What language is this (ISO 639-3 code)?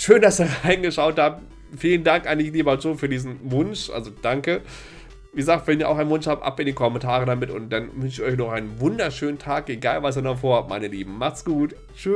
deu